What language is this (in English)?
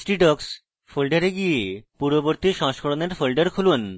Bangla